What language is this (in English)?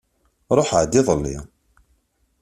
Kabyle